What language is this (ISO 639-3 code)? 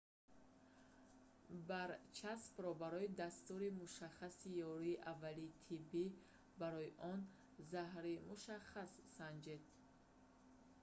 tgk